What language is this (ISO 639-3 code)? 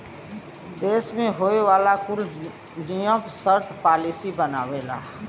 bho